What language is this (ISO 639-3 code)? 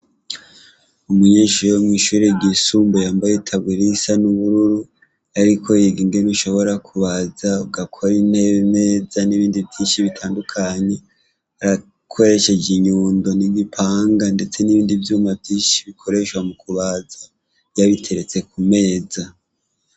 run